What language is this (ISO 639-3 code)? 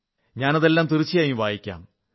mal